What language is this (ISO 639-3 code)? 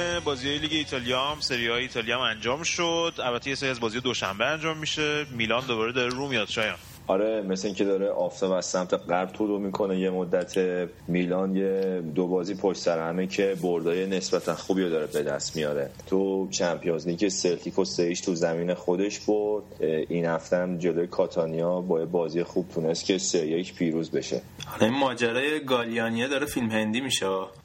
fas